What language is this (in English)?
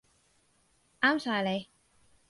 Cantonese